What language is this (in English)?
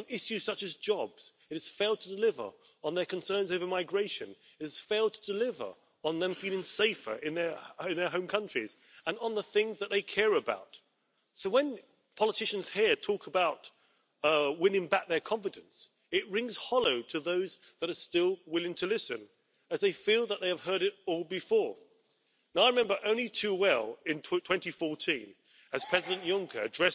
German